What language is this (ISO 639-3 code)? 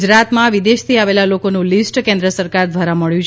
guj